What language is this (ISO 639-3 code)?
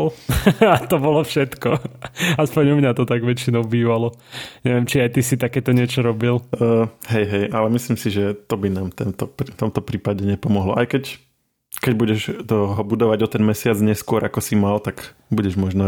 slk